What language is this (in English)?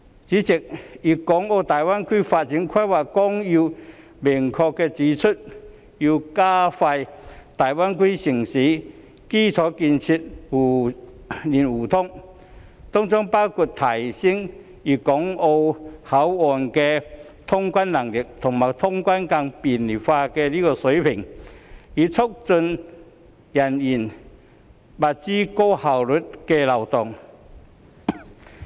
Cantonese